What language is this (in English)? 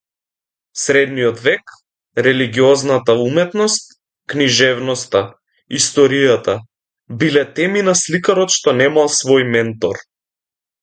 Macedonian